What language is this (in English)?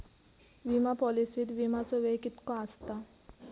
Marathi